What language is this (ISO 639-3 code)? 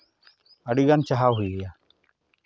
sat